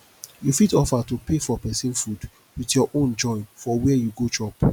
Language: Nigerian Pidgin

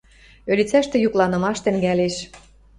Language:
Western Mari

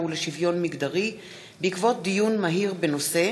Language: Hebrew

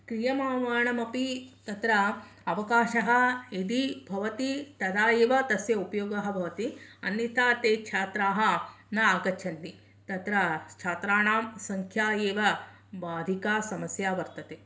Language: Sanskrit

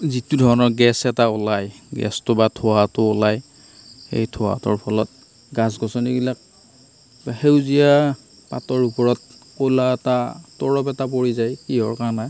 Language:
Assamese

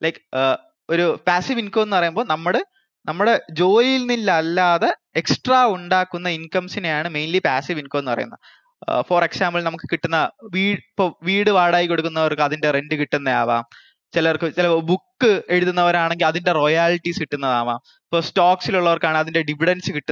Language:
Malayalam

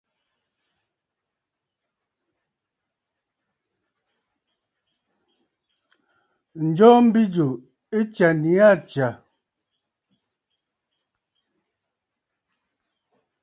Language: Bafut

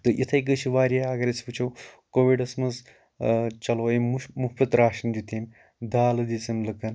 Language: Kashmiri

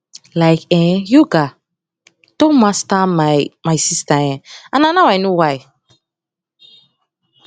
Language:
Nigerian Pidgin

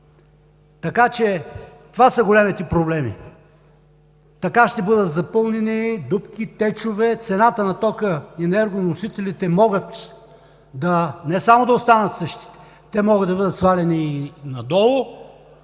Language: Bulgarian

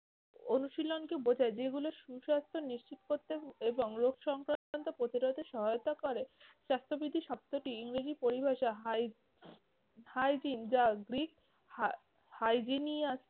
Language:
Bangla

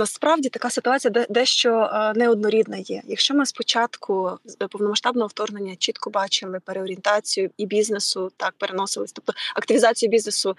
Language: Ukrainian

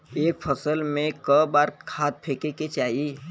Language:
Bhojpuri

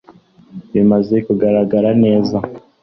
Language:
Kinyarwanda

